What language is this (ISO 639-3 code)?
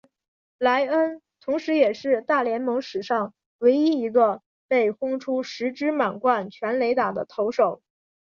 zho